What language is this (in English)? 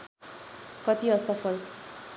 Nepali